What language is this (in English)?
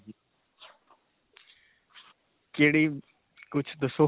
Punjabi